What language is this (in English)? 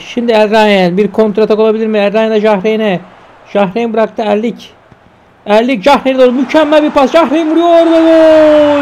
Turkish